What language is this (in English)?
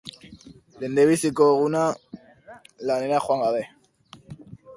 Basque